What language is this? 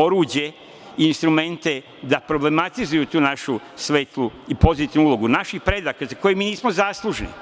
Serbian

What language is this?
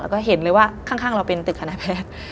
Thai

